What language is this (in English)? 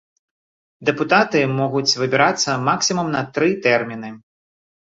Belarusian